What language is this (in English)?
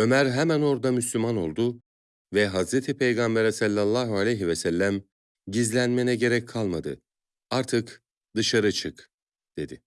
Turkish